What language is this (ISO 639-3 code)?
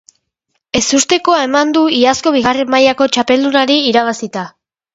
eus